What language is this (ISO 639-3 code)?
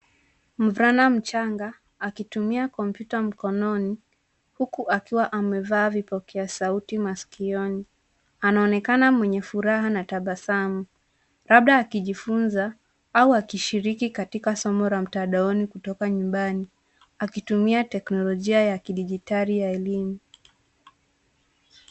swa